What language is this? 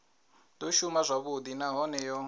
Venda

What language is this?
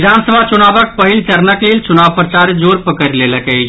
Maithili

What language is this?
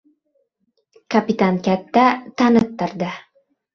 Uzbek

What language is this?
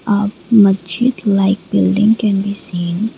English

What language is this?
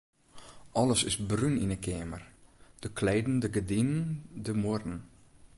Western Frisian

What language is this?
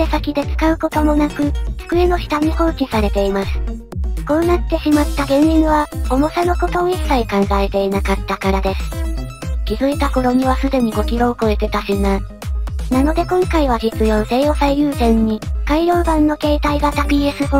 Japanese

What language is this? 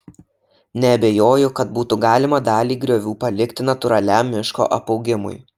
Lithuanian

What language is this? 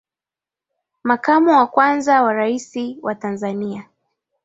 Swahili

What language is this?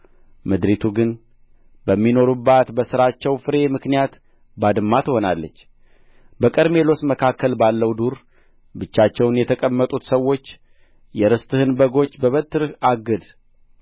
Amharic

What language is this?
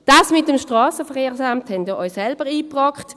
Swiss German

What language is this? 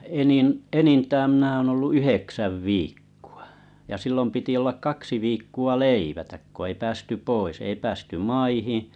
Finnish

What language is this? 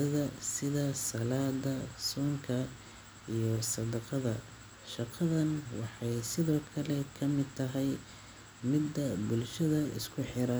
Somali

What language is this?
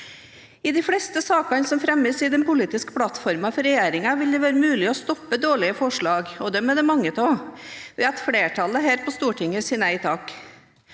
Norwegian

